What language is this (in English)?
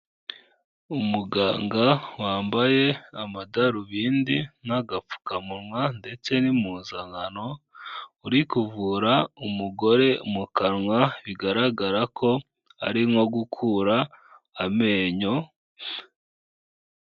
Kinyarwanda